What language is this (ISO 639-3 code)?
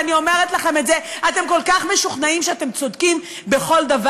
heb